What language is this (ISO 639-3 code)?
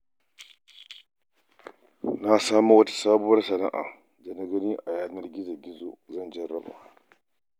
hau